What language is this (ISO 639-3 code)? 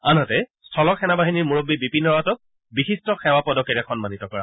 asm